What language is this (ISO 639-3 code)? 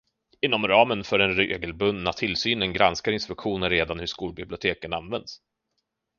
swe